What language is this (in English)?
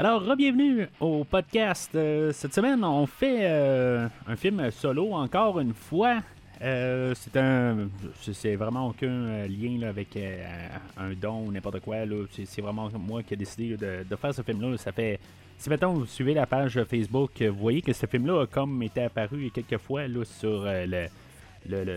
French